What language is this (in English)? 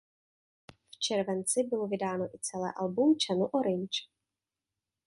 Czech